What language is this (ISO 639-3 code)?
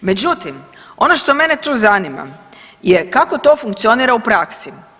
hrv